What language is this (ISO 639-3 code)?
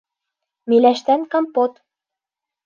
bak